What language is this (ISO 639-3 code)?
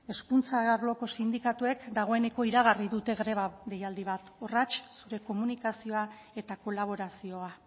eus